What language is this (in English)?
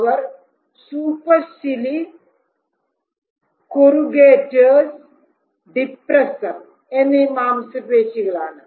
Malayalam